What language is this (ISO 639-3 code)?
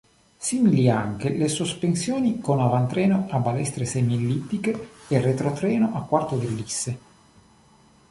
ita